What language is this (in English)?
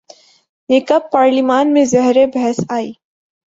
Urdu